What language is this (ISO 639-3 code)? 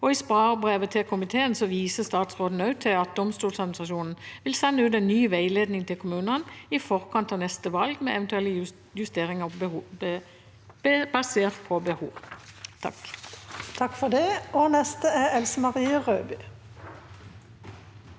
nor